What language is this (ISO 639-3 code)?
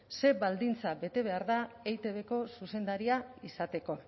eus